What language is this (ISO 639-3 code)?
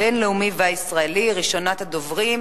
heb